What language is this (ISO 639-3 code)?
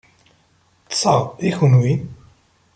kab